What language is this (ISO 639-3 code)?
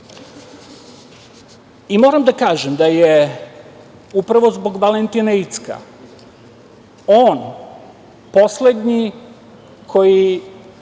srp